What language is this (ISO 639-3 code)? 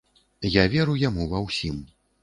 bel